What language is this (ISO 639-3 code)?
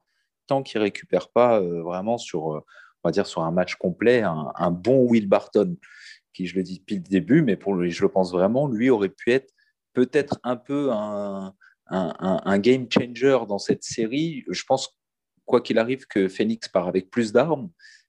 fra